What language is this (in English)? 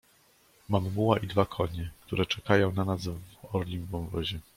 Polish